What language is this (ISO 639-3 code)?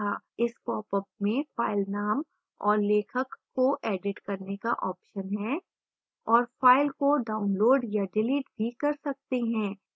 hin